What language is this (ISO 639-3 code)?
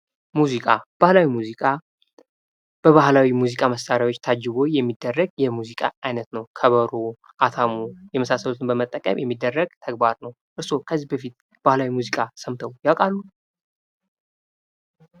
amh